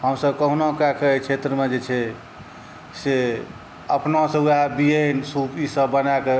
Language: Maithili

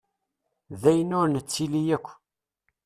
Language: Kabyle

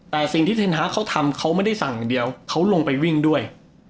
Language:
Thai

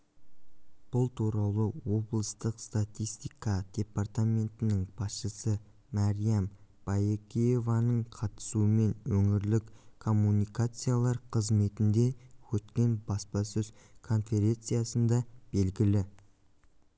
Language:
Kazakh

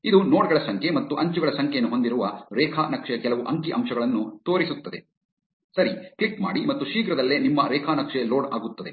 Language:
Kannada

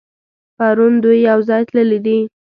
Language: Pashto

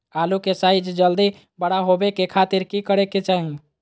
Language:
Magahi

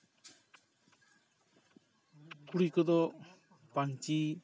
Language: Santali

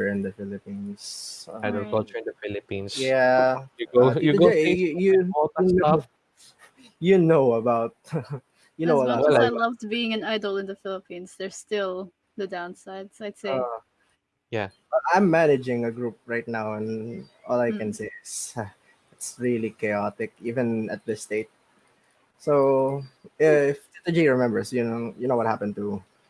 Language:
English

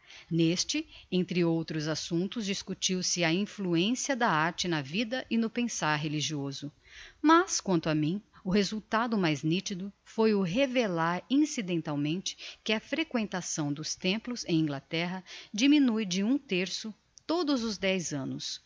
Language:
Portuguese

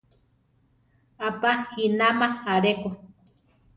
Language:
Central Tarahumara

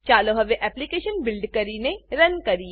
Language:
Gujarati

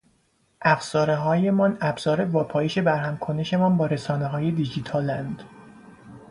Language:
Persian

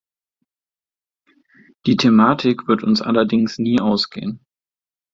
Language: German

